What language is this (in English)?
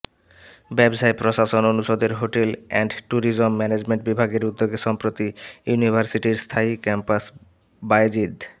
Bangla